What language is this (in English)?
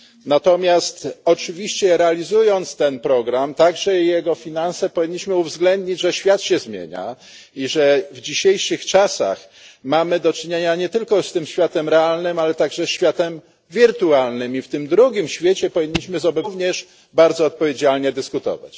Polish